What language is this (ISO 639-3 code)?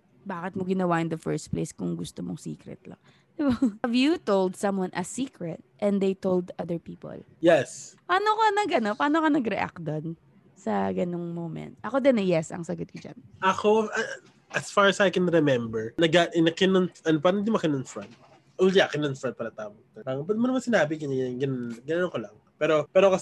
fil